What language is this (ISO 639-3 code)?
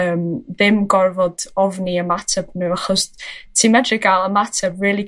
cym